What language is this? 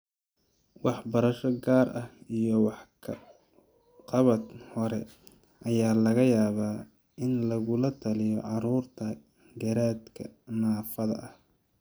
Somali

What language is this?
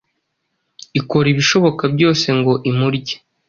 Kinyarwanda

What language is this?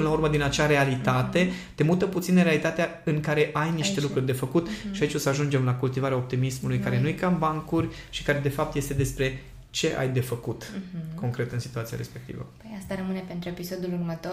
Romanian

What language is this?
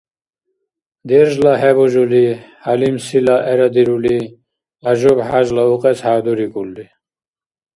Dargwa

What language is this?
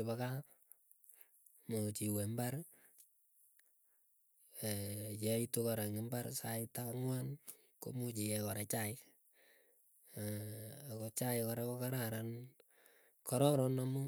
Keiyo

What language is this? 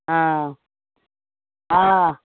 Maithili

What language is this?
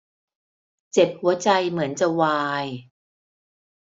Thai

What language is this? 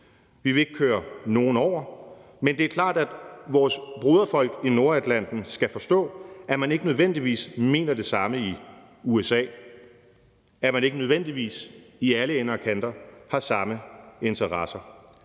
Danish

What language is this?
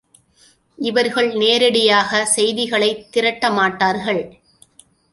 Tamil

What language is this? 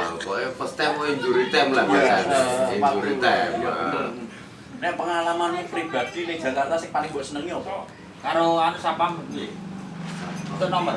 Indonesian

